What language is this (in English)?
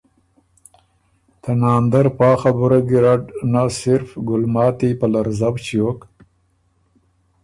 Ormuri